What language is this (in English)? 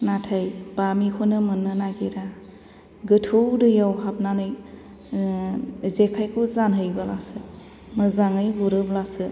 Bodo